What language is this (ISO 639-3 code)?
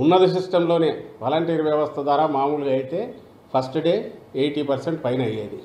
tel